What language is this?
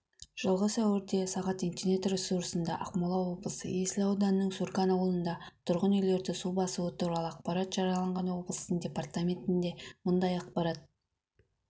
Kazakh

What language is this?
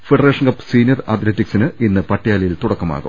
Malayalam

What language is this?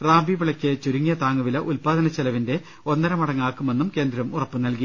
Malayalam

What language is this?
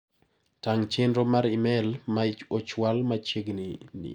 Luo (Kenya and Tanzania)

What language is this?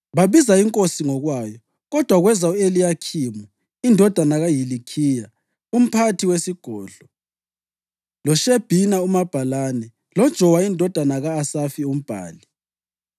North Ndebele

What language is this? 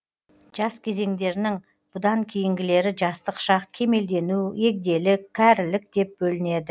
Kazakh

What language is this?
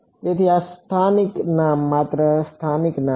Gujarati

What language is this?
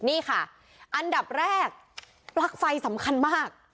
Thai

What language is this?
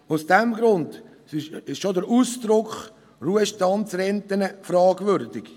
Swiss German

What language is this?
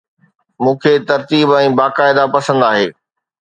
Sindhi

